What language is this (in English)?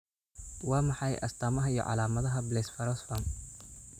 Somali